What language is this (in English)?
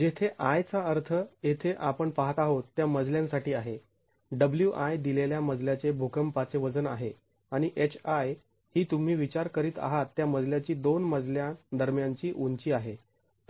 Marathi